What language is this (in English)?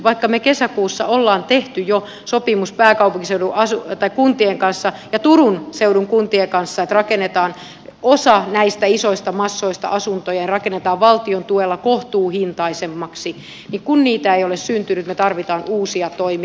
Finnish